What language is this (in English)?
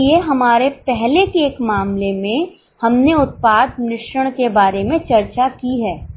Hindi